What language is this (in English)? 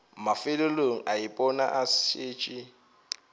Northern Sotho